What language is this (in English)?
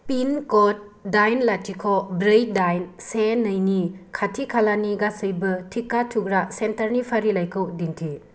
Bodo